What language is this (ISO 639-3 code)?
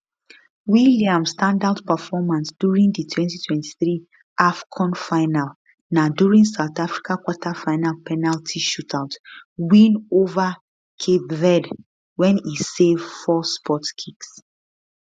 pcm